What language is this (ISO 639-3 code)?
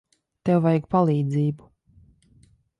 lav